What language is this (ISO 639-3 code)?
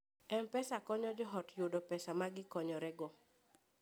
luo